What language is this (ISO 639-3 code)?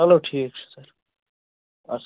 kas